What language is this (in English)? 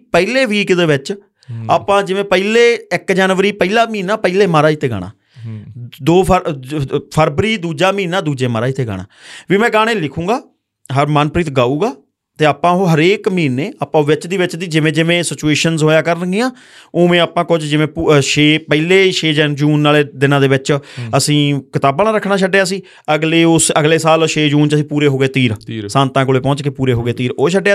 Punjabi